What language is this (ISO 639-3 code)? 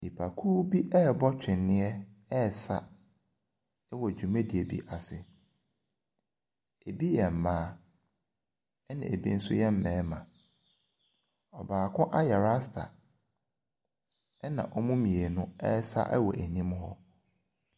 aka